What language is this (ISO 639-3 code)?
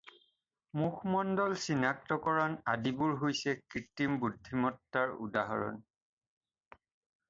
asm